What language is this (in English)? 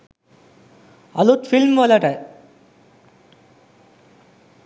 Sinhala